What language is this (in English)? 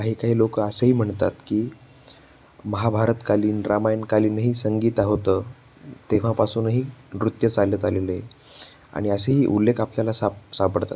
Marathi